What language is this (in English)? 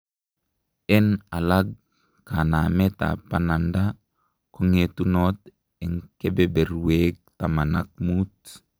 Kalenjin